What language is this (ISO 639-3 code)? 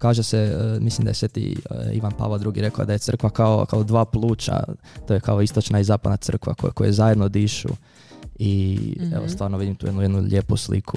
hrv